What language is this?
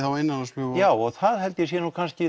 Icelandic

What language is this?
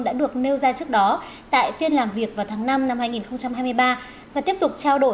Vietnamese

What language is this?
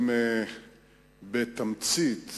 Hebrew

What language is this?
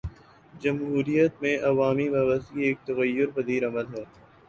Urdu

